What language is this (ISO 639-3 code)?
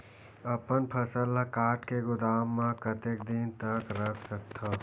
hne